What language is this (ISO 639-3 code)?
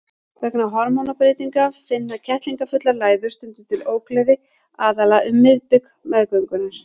isl